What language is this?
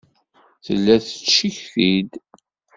Kabyle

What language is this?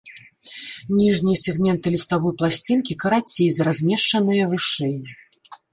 Belarusian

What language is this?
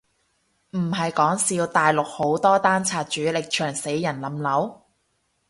Cantonese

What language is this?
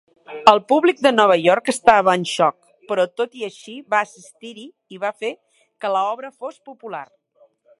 Catalan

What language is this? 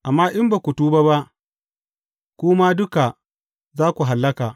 Hausa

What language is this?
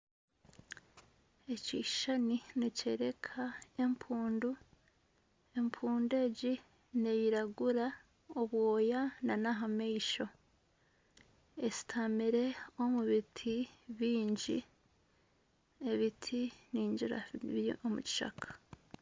Nyankole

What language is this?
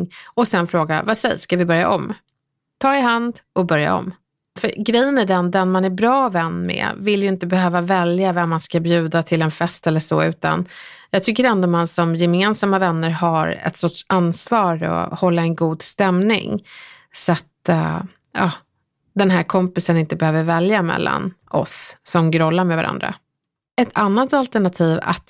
Swedish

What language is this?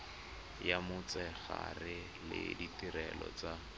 Tswana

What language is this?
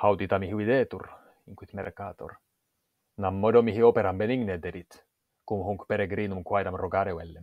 Finnish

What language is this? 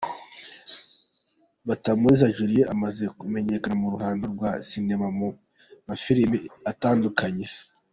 Kinyarwanda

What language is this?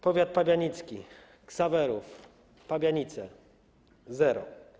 Polish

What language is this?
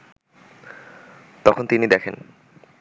Bangla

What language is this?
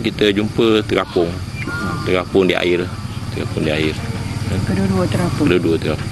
Malay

